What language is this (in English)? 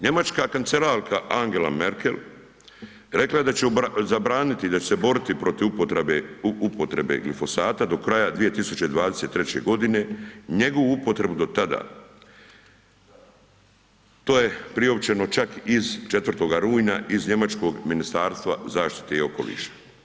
Croatian